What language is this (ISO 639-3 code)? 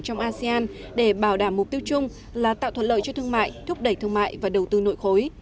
vie